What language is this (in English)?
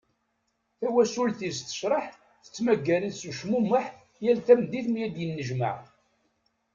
Kabyle